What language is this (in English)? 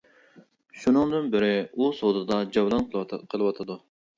Uyghur